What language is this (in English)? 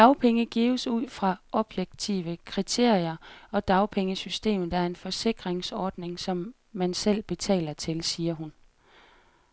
Danish